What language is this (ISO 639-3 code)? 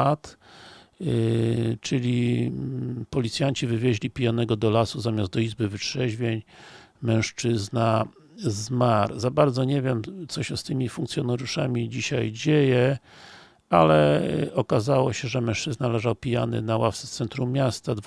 pol